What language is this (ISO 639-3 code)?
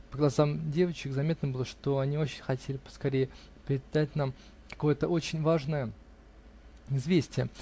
rus